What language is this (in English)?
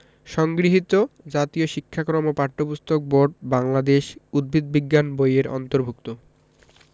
Bangla